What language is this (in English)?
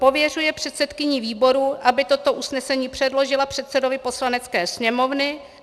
Czech